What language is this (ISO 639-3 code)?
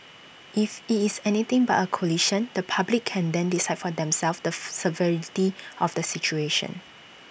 eng